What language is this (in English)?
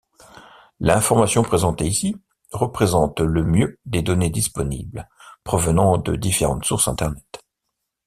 French